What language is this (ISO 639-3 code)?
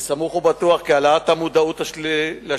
heb